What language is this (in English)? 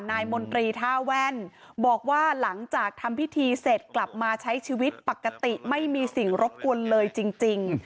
Thai